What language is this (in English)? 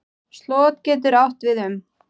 Icelandic